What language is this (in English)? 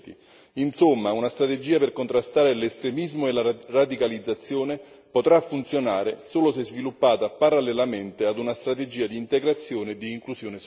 Italian